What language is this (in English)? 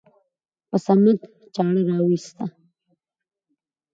Pashto